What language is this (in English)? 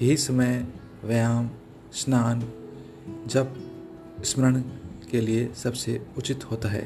Hindi